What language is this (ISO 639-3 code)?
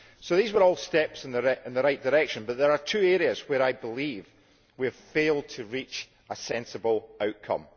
eng